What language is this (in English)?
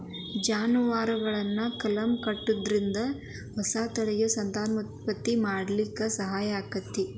Kannada